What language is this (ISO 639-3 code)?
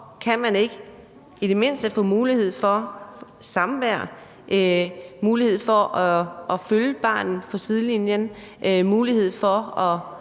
dan